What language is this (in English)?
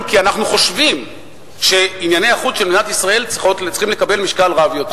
Hebrew